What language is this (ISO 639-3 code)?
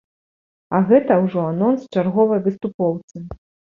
bel